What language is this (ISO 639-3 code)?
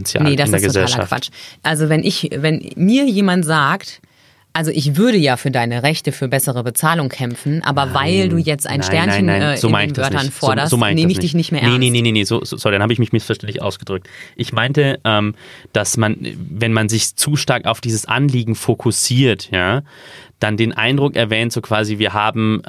deu